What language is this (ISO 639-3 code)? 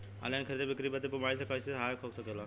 bho